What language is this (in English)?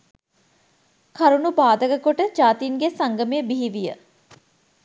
Sinhala